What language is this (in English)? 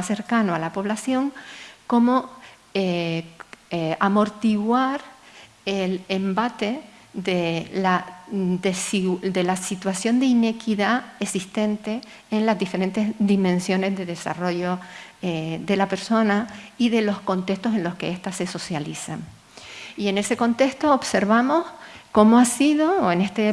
Spanish